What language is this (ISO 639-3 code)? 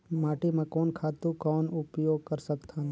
hne